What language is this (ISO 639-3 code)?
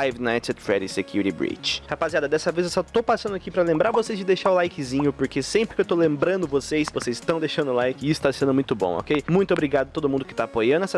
por